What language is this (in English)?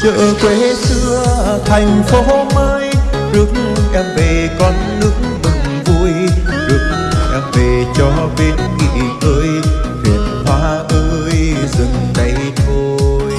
Vietnamese